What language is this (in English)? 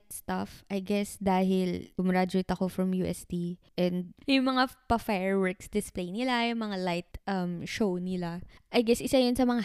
Filipino